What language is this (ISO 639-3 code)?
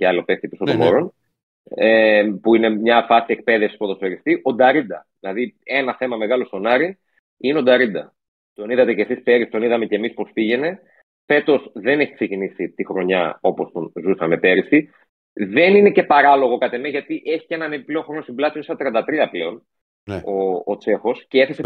ell